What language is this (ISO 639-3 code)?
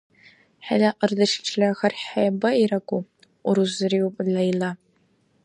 dar